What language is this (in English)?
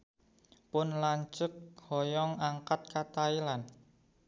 Sundanese